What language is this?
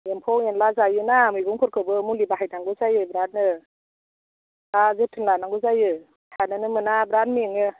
Bodo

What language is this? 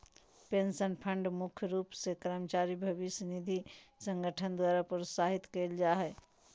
Magahi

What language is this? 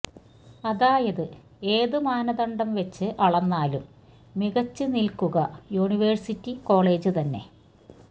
Malayalam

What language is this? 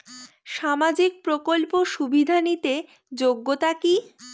Bangla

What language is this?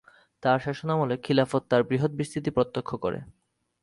Bangla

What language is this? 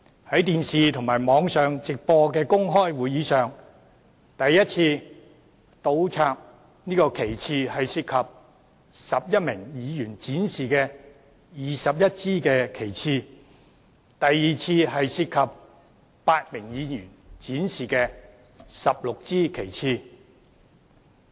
Cantonese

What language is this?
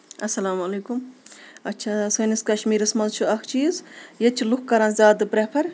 Kashmiri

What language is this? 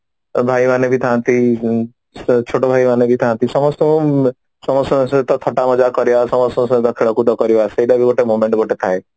Odia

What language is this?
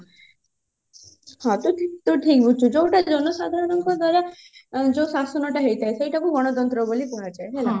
Odia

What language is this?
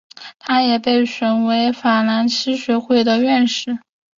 Chinese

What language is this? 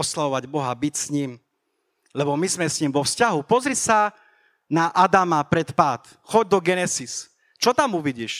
Slovak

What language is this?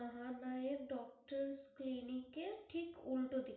Bangla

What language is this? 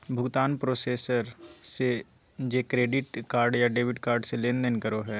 Magahi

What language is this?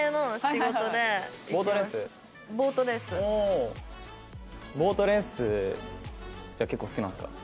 Japanese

